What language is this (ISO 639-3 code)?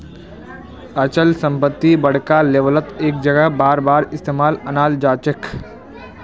mag